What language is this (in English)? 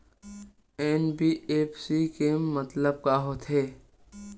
Chhattisgarhi